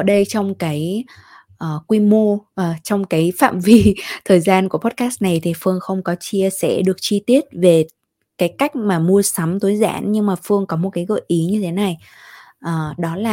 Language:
Vietnamese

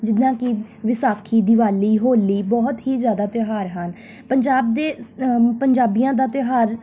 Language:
Punjabi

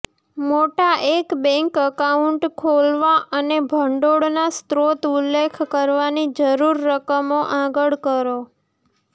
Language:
Gujarati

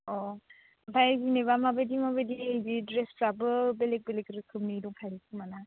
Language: Bodo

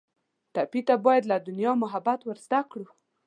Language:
Pashto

